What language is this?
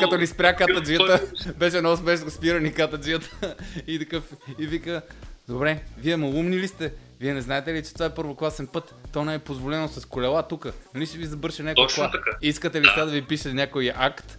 Bulgarian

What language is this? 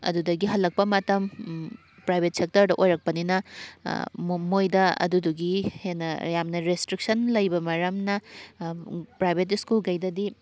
Manipuri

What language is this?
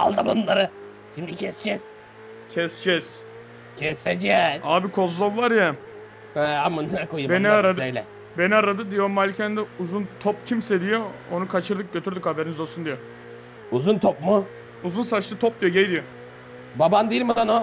Turkish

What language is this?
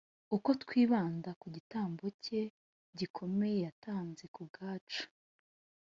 Kinyarwanda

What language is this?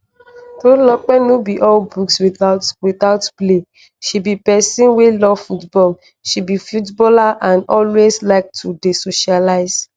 Nigerian Pidgin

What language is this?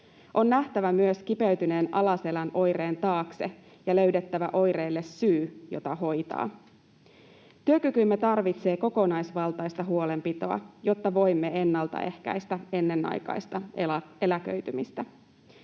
Finnish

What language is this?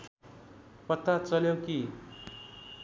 Nepali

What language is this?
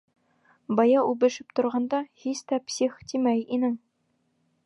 Bashkir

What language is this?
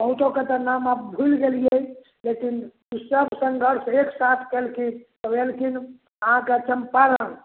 Maithili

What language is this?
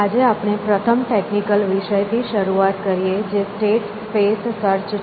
Gujarati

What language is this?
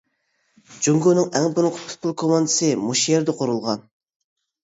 Uyghur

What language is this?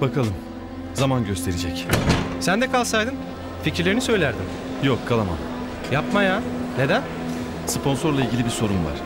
Turkish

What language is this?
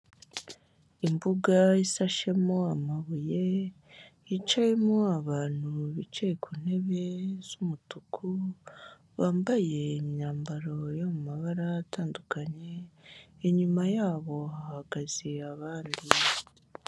Kinyarwanda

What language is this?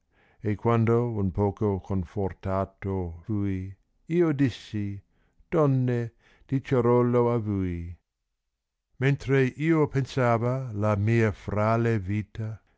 Italian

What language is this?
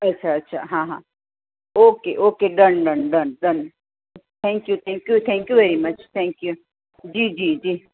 Gujarati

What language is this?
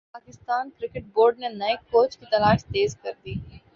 Urdu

